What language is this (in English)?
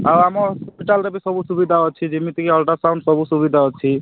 Odia